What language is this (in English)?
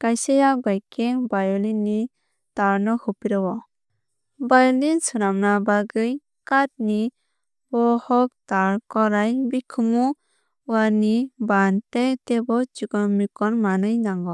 Kok Borok